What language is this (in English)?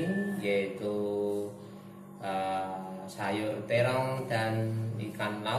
Indonesian